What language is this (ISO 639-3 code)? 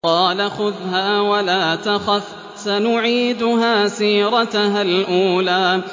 ara